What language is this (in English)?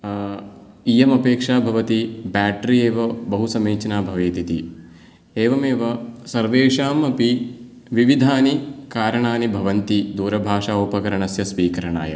Sanskrit